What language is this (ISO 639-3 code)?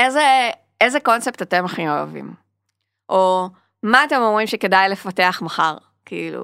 heb